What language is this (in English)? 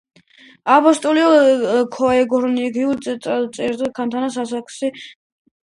Georgian